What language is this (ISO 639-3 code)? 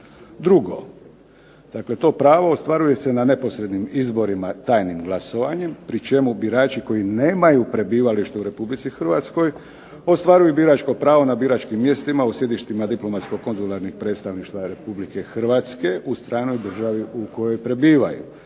hrv